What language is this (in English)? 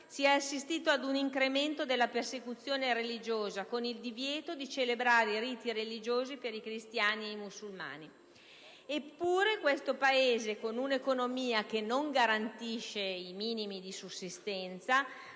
Italian